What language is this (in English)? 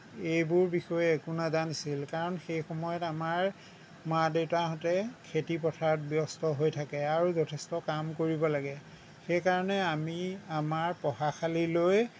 Assamese